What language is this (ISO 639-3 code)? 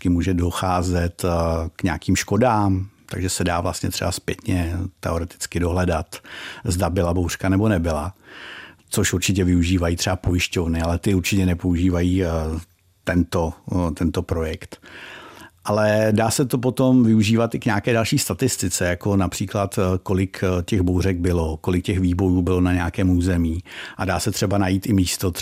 ces